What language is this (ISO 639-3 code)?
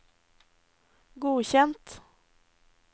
nor